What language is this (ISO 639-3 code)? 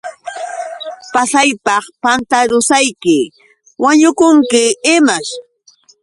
qux